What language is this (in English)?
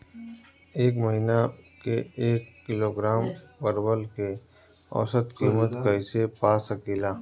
Bhojpuri